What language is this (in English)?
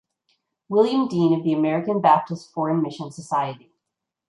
English